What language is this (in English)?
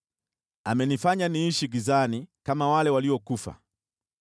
Swahili